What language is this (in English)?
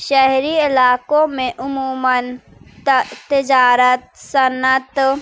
Urdu